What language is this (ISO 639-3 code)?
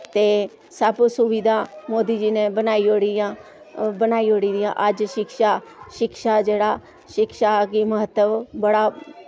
doi